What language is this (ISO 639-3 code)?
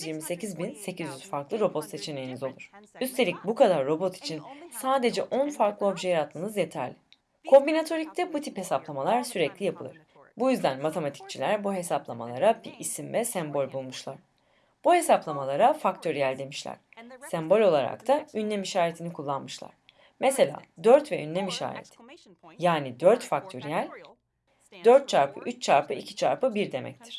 tur